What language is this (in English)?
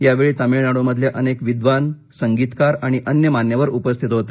Marathi